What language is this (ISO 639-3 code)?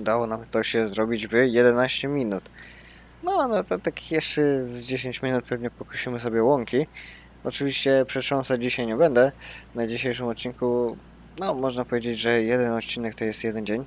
pol